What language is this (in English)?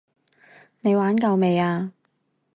Cantonese